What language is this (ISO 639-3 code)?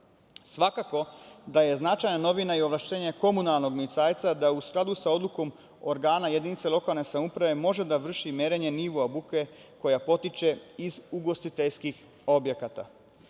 srp